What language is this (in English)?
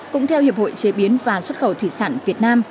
Vietnamese